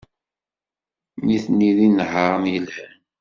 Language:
Kabyle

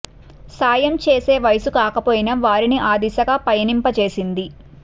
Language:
Telugu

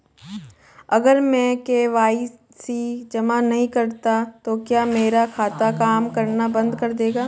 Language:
Hindi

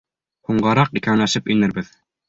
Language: Bashkir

